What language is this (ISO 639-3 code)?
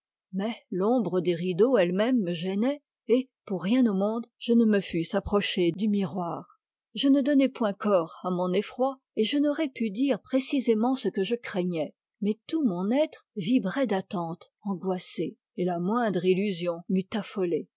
fra